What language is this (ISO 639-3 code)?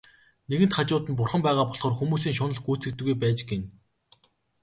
mon